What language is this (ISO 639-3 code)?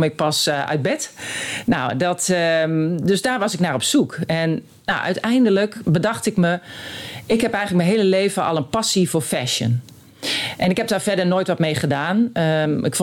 nld